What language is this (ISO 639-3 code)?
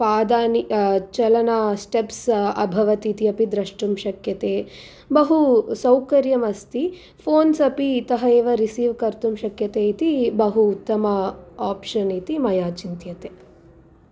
san